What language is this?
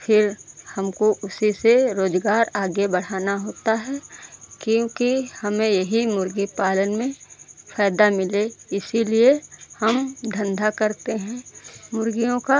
Hindi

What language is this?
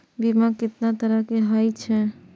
Maithili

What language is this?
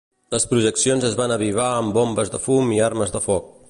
Catalan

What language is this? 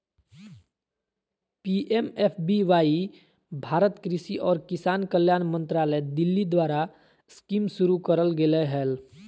Magahi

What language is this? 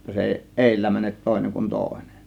Finnish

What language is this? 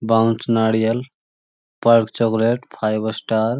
Magahi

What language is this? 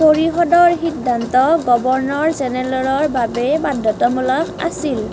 Assamese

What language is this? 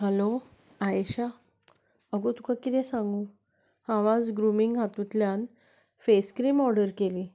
Konkani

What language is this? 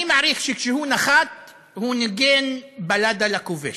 Hebrew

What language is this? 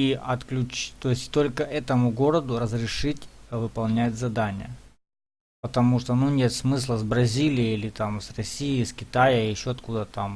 Russian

